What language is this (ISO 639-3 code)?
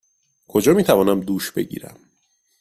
fas